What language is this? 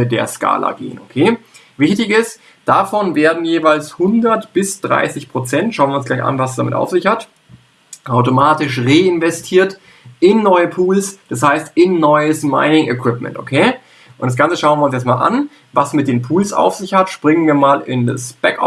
German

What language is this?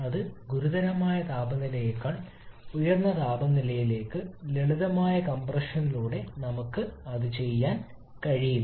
Malayalam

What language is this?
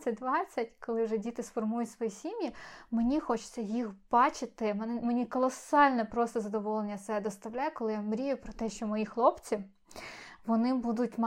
Ukrainian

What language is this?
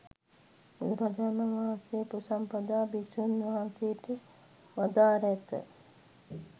Sinhala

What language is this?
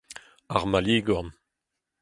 Breton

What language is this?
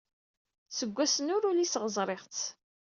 Kabyle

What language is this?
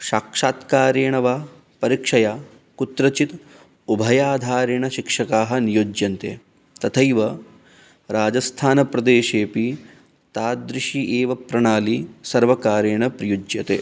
Sanskrit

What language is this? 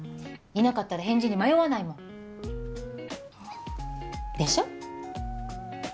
Japanese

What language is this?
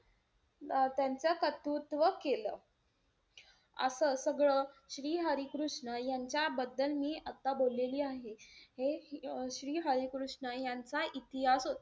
Marathi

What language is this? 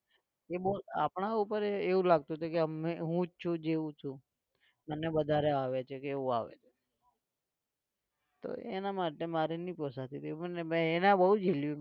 Gujarati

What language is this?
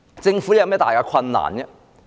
Cantonese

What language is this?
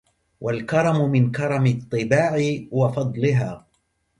Arabic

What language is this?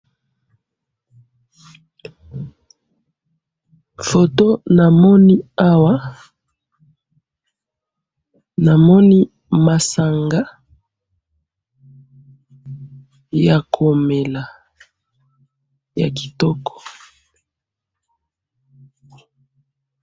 Lingala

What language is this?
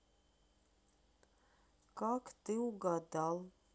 Russian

